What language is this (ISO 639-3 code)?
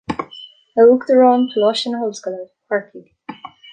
gle